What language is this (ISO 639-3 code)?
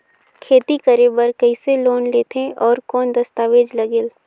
hne